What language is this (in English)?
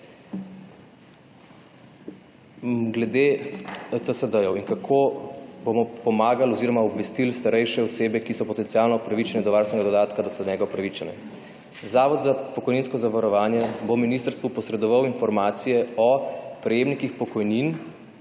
Slovenian